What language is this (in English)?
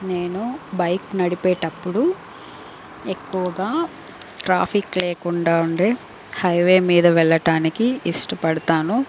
Telugu